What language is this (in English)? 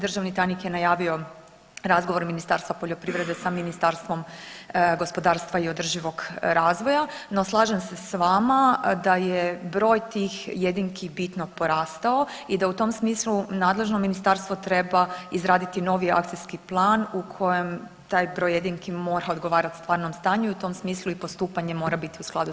Croatian